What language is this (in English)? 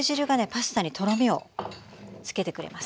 Japanese